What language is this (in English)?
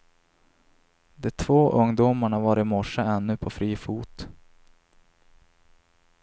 Swedish